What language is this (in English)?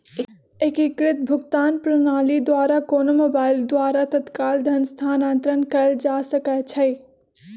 Magahi